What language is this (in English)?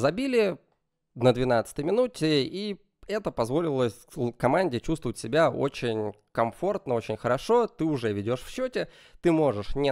Russian